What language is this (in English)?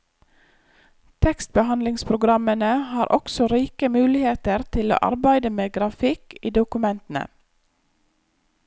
Norwegian